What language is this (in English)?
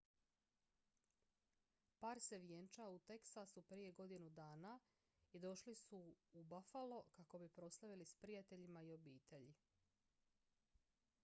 Croatian